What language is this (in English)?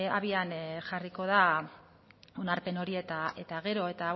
Basque